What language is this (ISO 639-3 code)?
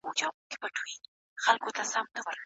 pus